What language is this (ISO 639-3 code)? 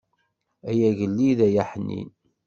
kab